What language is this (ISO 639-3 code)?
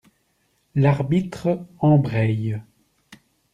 fra